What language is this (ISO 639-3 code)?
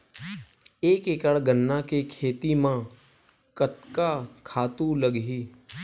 hne